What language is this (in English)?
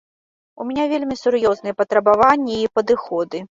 Belarusian